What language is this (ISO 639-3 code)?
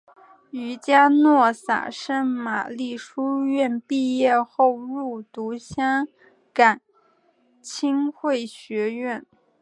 zho